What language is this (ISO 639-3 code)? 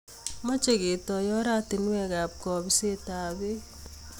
kln